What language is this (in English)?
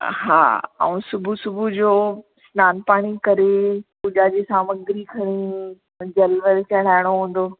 Sindhi